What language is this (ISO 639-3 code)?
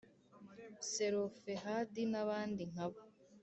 kin